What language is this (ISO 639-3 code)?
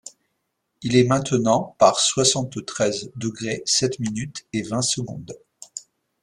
fra